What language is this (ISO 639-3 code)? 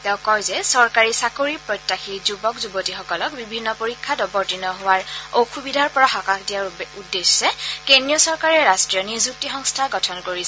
asm